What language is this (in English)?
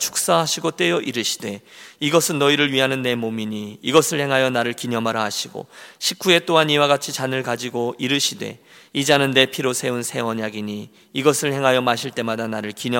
Korean